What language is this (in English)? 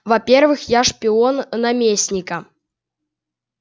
Russian